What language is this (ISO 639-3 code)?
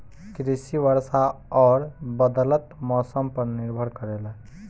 bho